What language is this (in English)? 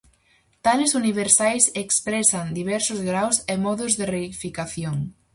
Galician